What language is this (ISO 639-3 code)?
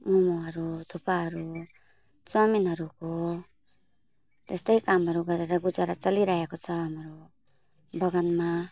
nep